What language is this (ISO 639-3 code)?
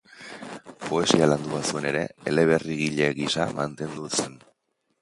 eus